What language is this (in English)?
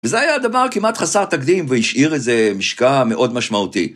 Hebrew